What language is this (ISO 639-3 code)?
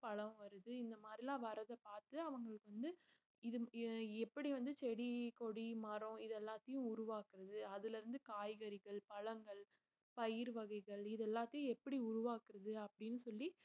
tam